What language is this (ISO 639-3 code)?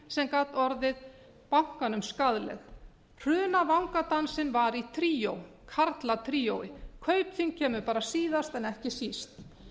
isl